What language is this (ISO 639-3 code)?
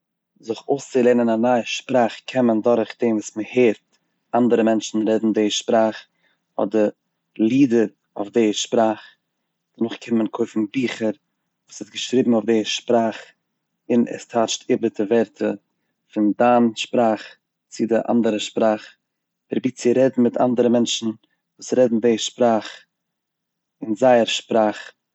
yid